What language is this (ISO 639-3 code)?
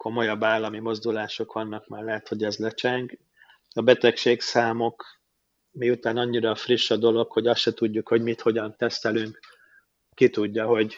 hun